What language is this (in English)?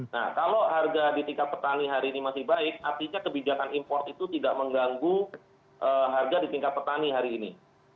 Indonesian